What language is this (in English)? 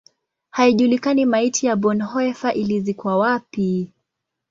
Swahili